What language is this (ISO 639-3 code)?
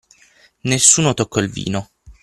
ita